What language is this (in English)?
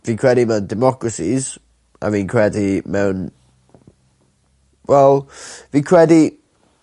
Welsh